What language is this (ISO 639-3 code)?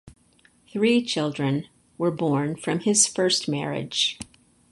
eng